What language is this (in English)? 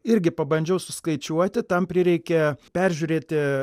Lithuanian